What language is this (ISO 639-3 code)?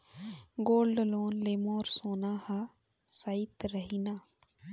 hne